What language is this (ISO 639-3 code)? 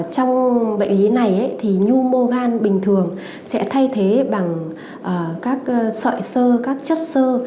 vie